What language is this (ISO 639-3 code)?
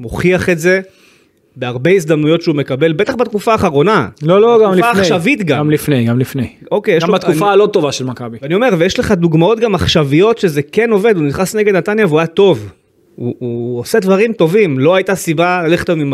heb